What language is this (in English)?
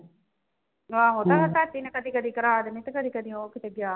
Punjabi